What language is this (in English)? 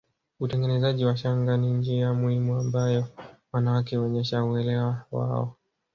Swahili